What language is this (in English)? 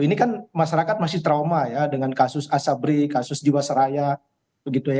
Indonesian